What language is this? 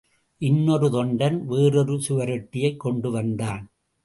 Tamil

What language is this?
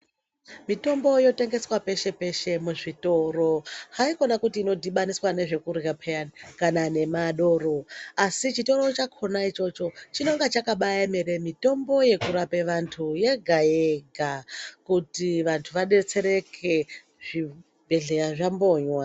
Ndau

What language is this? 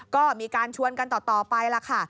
Thai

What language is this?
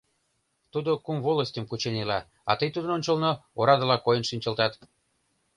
Mari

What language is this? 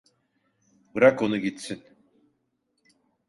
Turkish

